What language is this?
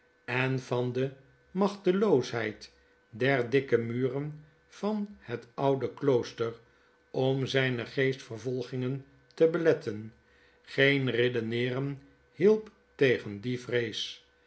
Dutch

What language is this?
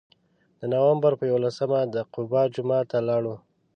Pashto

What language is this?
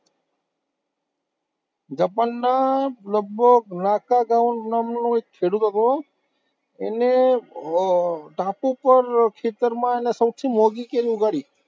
Gujarati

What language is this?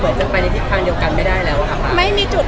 Thai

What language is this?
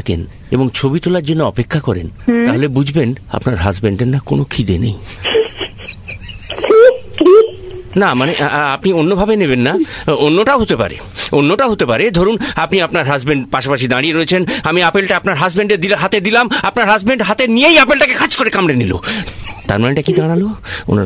Hindi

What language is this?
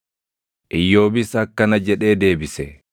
Oromo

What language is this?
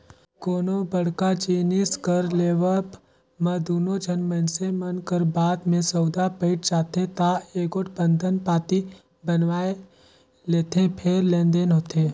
Chhattisgarhi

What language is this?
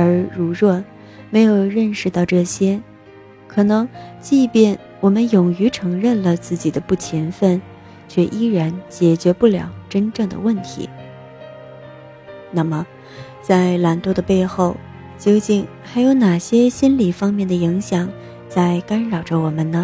Chinese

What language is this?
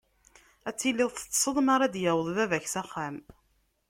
Kabyle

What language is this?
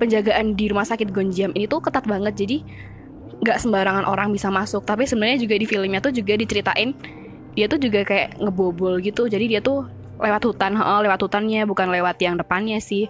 Indonesian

